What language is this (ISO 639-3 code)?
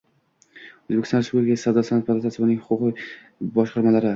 uzb